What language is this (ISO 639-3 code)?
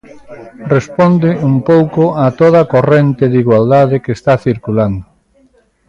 glg